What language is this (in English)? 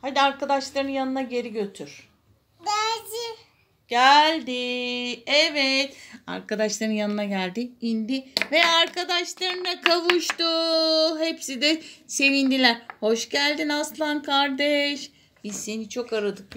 Turkish